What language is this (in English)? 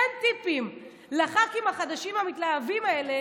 Hebrew